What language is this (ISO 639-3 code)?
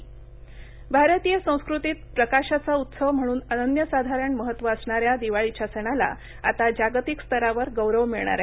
mar